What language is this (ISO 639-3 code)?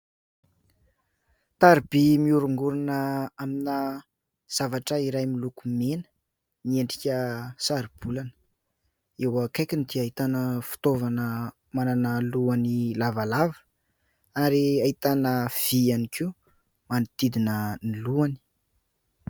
mlg